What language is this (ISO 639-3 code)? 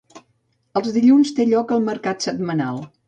cat